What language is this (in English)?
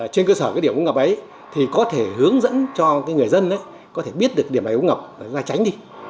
Vietnamese